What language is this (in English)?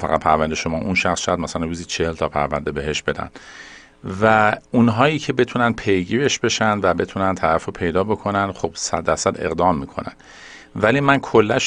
Persian